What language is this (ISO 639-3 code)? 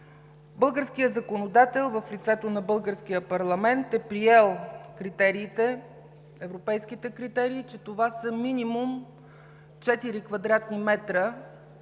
bul